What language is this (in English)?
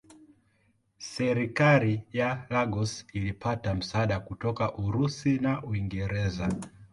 Swahili